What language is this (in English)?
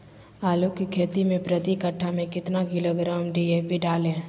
Magahi